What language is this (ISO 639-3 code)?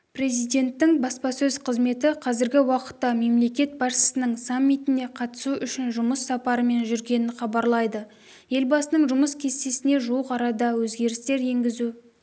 kaz